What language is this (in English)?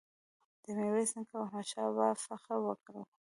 Pashto